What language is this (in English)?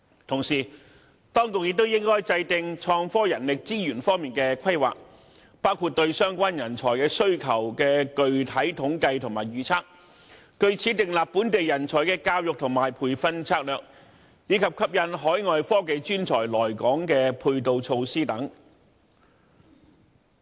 Cantonese